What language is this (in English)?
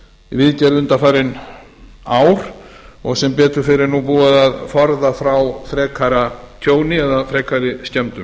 Icelandic